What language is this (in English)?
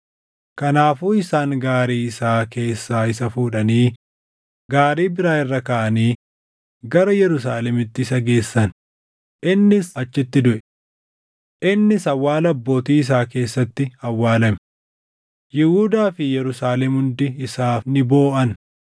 Oromo